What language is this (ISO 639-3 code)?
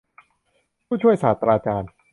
tha